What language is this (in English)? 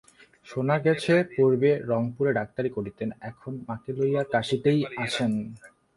Bangla